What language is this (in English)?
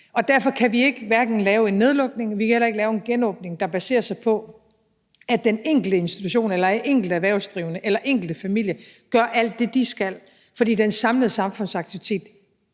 Danish